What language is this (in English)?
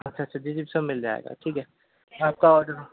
Urdu